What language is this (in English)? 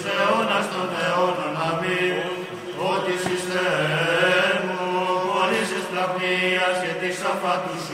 Greek